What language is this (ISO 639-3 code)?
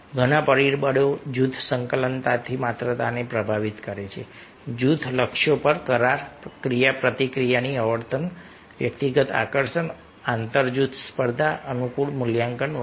guj